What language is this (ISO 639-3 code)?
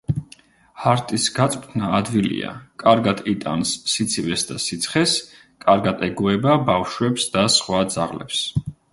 kat